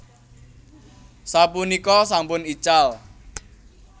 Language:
Javanese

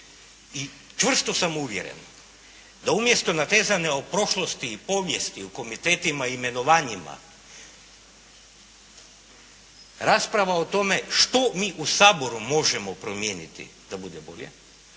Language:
Croatian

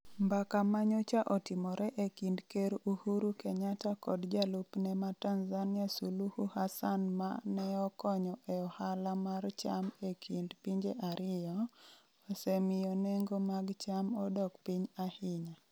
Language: Luo (Kenya and Tanzania)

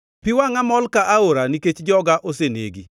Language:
Luo (Kenya and Tanzania)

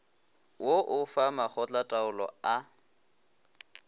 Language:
Northern Sotho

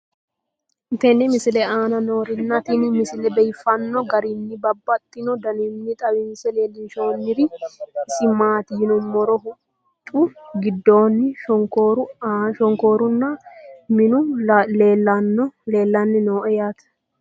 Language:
Sidamo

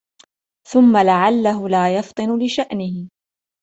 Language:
Arabic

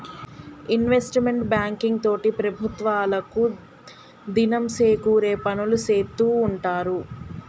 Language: Telugu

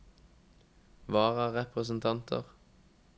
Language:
Norwegian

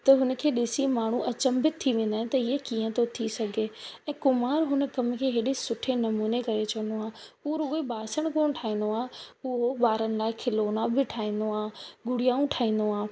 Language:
Sindhi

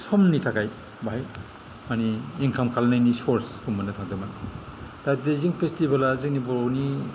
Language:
Bodo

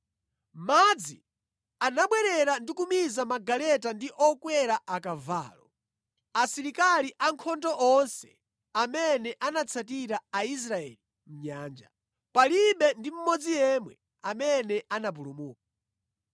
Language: Nyanja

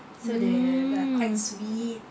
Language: English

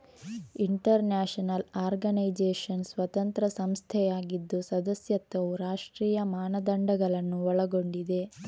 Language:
Kannada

